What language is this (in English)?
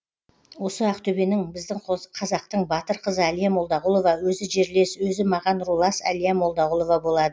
Kazakh